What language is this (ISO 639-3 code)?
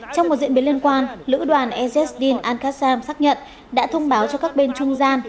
vie